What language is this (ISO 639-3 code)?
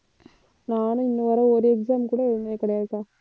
tam